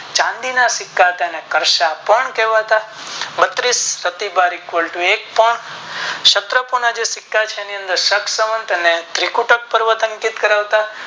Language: Gujarati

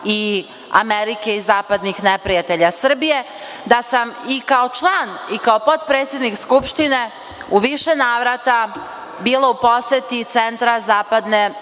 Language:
Serbian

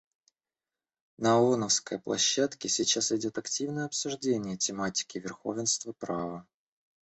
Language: Russian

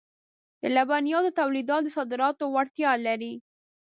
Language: Pashto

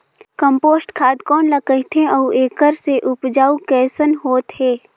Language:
Chhattisgarhi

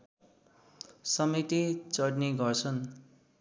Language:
Nepali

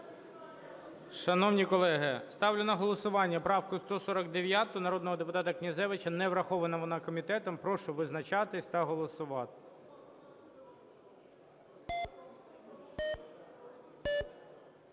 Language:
Ukrainian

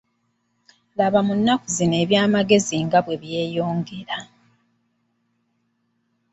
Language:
Ganda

